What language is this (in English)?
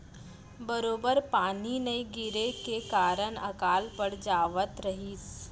Chhattisgarhi